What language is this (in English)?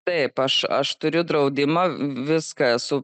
Lithuanian